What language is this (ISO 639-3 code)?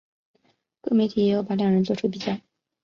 zho